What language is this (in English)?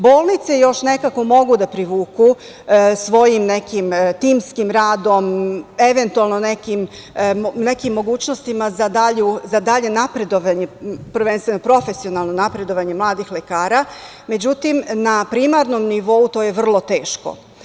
Serbian